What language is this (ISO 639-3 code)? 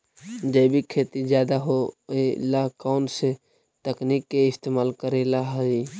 mag